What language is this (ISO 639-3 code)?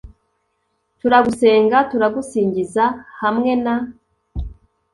kin